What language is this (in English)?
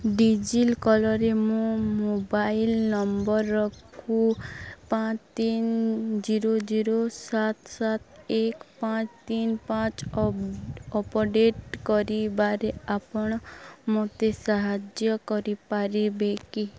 Odia